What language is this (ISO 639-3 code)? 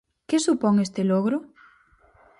glg